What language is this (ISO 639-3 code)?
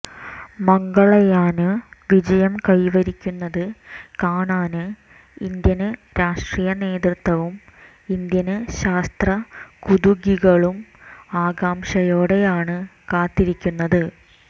mal